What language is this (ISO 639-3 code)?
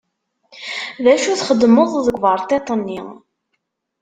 kab